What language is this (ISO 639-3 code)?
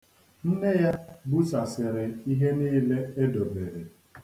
ibo